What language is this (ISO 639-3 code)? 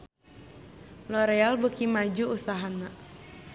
sun